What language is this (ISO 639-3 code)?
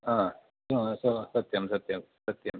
san